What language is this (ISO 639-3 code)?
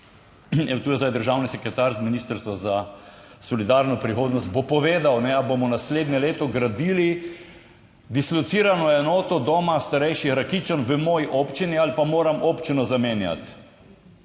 slv